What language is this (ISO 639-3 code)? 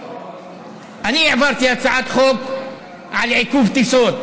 heb